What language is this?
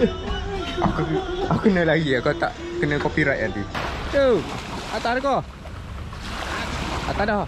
Malay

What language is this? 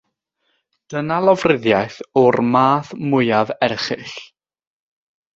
Welsh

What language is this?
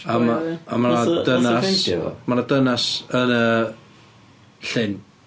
Welsh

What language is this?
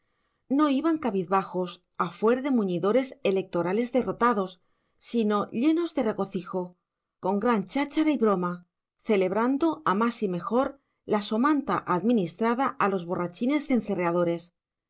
Spanish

